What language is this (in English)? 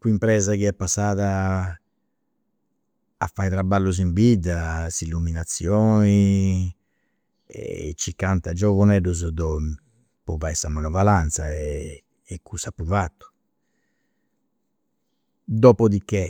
Campidanese Sardinian